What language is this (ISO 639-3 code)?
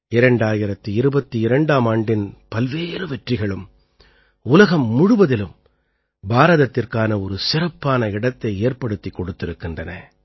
tam